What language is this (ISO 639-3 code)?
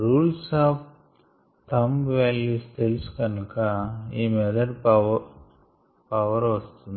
tel